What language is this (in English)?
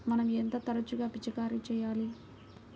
Telugu